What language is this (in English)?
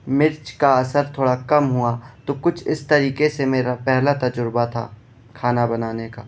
Urdu